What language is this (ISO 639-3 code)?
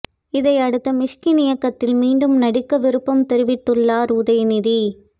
tam